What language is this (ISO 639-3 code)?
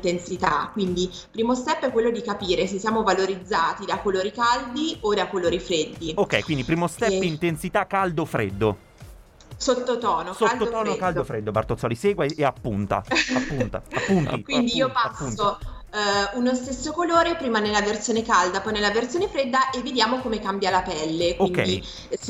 ita